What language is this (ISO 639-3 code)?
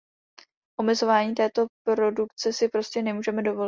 ces